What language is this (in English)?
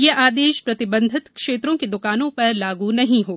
Hindi